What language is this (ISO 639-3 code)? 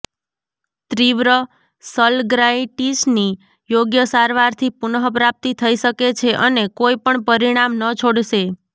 guj